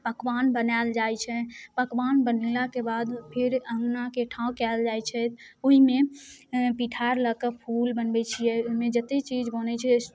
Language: Maithili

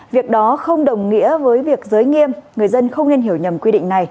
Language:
Vietnamese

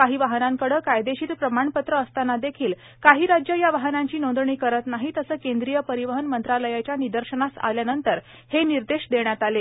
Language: Marathi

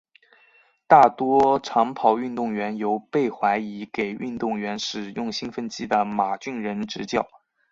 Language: Chinese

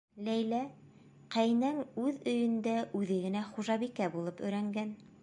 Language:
Bashkir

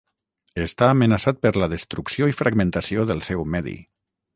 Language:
Catalan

